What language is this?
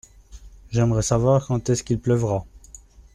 French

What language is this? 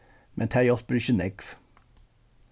Faroese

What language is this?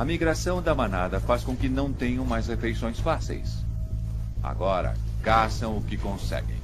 Portuguese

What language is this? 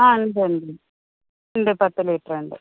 Malayalam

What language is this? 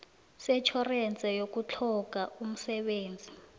South Ndebele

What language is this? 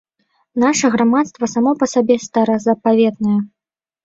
Belarusian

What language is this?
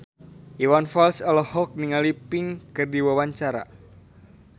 Sundanese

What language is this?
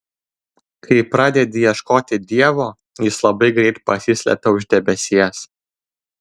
Lithuanian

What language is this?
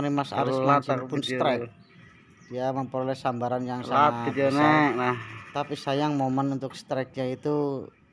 Indonesian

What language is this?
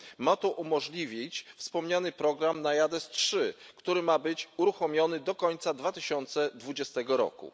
Polish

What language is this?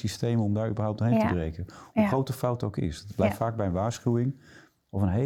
Dutch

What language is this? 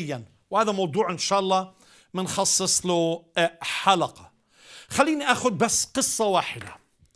Arabic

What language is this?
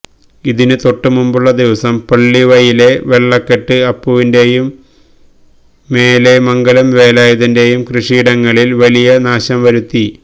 Malayalam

